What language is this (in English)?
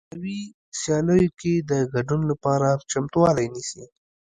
Pashto